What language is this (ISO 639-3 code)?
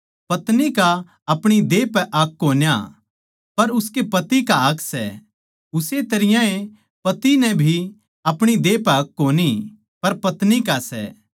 bgc